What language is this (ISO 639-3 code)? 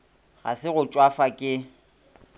nso